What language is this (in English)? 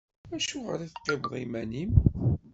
Kabyle